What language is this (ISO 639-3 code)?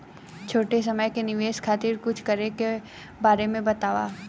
bho